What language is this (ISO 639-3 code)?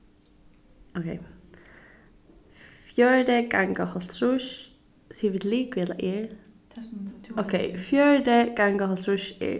fao